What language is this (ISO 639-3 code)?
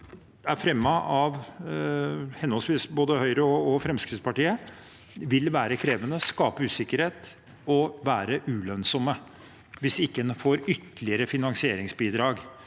nor